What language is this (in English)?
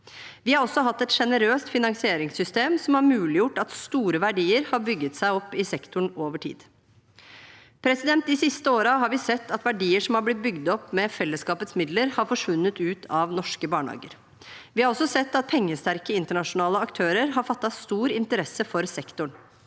Norwegian